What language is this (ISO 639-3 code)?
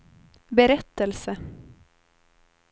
swe